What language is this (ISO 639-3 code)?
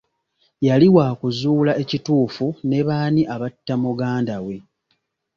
lug